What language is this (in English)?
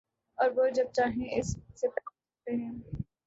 Urdu